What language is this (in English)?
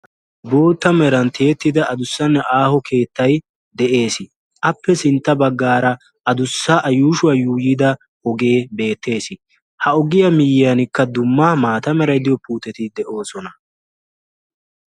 Wolaytta